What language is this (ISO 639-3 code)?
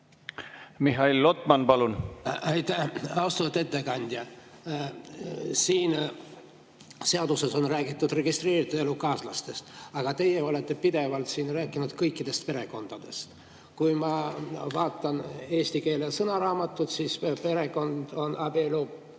est